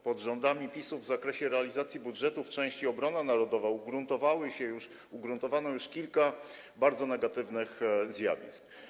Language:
Polish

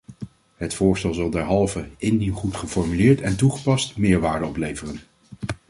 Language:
Dutch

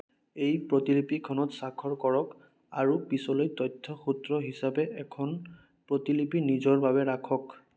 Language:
Assamese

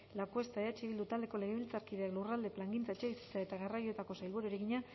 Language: Basque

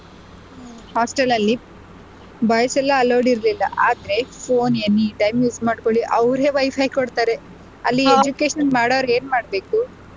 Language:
Kannada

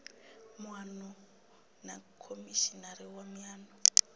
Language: Venda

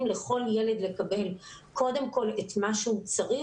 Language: Hebrew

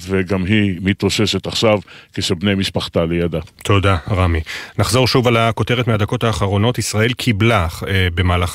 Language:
Hebrew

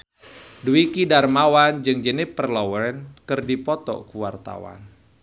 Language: Sundanese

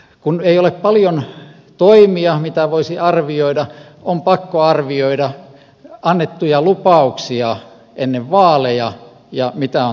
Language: Finnish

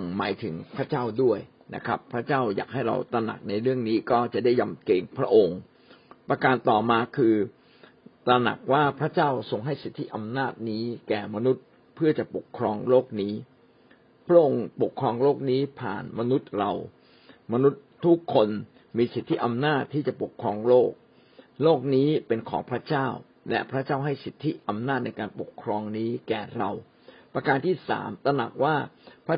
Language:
Thai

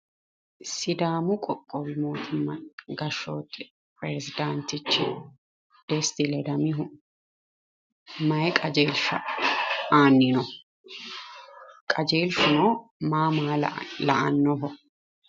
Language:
Sidamo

